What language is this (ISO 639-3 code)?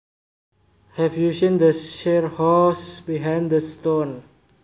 jav